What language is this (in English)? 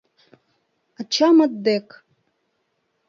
Mari